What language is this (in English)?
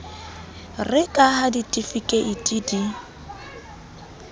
Southern Sotho